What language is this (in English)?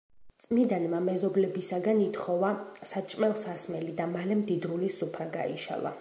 Georgian